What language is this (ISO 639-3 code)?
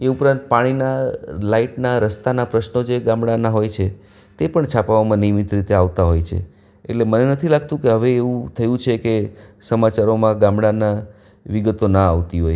guj